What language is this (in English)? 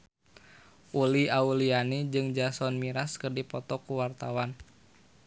Sundanese